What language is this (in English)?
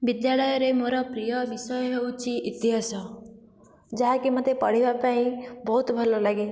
Odia